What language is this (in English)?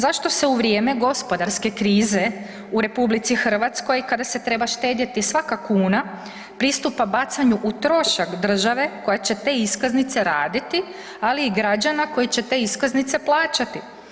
Croatian